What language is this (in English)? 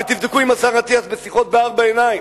Hebrew